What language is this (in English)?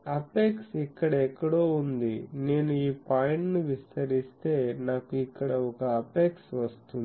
Telugu